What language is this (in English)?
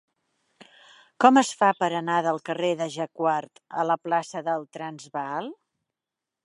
Catalan